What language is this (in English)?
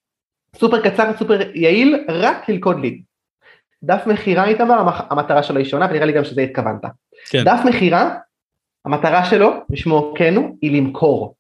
Hebrew